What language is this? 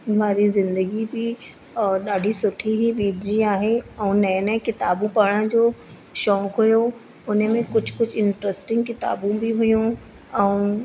Sindhi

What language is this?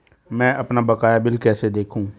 Hindi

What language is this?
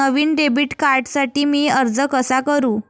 Marathi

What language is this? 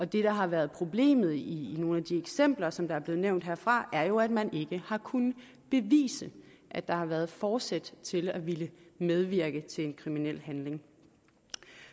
Danish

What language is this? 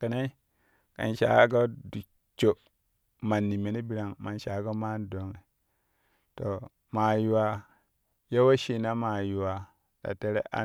Kushi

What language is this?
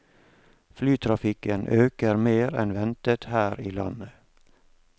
Norwegian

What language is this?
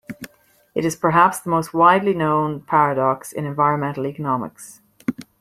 English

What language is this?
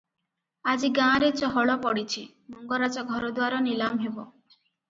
Odia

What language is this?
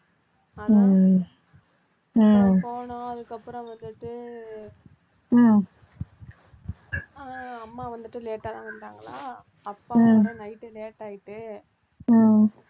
Tamil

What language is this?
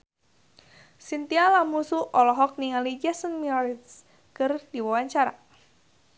Sundanese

